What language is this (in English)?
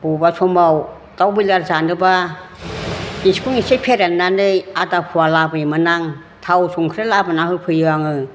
Bodo